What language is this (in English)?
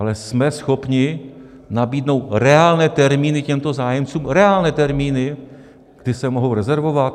Czech